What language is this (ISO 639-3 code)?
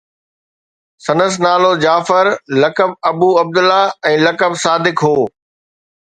snd